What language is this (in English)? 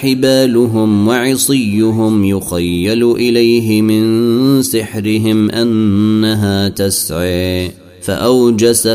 Arabic